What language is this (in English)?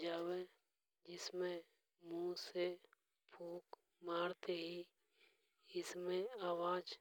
Hadothi